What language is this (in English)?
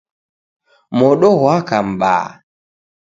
Taita